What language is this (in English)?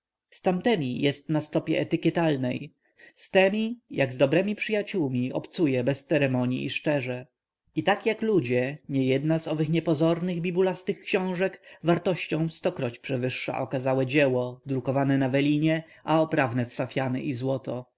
Polish